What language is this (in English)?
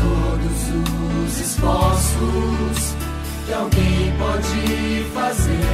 Portuguese